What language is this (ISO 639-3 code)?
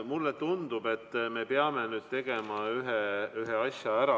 est